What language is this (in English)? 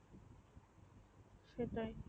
Bangla